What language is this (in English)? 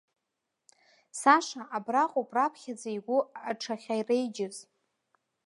Abkhazian